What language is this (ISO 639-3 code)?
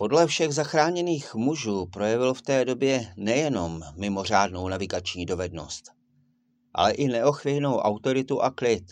ces